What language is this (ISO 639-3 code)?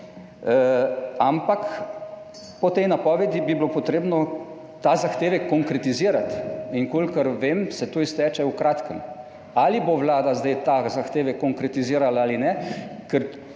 slv